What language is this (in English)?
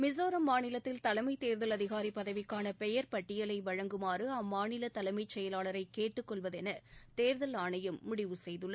Tamil